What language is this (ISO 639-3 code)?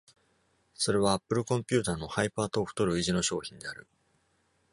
jpn